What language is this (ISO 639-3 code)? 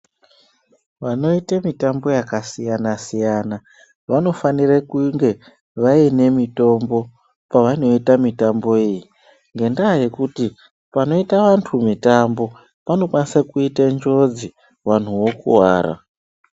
ndc